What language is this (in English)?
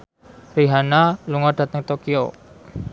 Javanese